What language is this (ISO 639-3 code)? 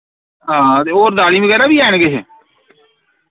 doi